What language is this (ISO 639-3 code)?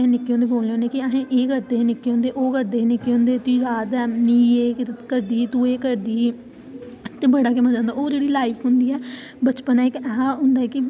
doi